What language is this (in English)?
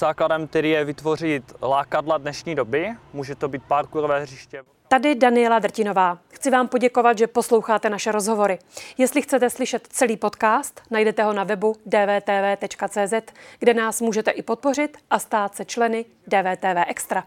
Czech